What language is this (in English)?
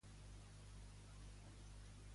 Catalan